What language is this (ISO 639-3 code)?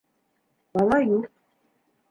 bak